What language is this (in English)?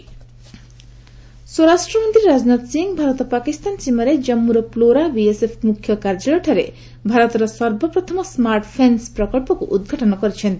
Odia